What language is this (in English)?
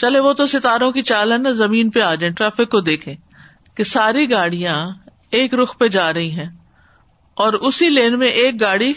Urdu